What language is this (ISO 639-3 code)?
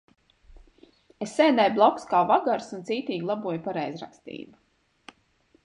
lav